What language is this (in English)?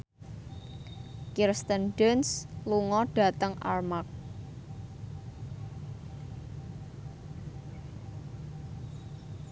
Javanese